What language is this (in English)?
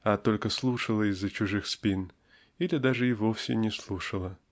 Russian